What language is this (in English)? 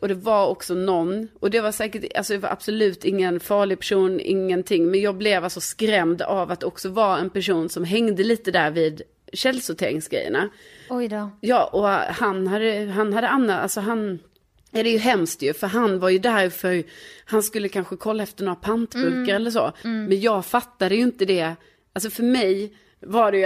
Swedish